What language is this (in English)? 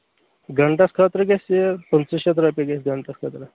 Kashmiri